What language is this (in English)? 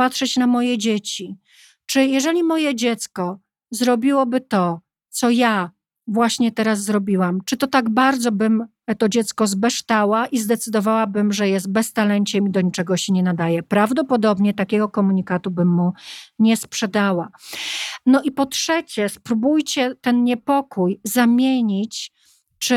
Polish